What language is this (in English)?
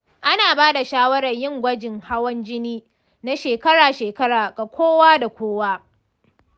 Hausa